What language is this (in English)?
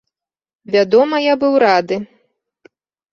Belarusian